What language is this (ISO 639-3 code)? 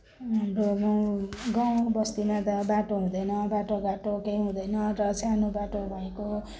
nep